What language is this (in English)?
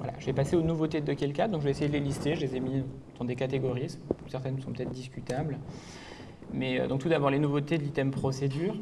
French